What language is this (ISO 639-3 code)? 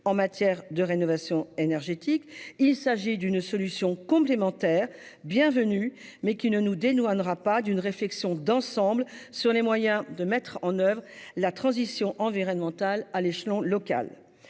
fra